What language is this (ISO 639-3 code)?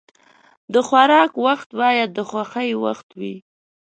pus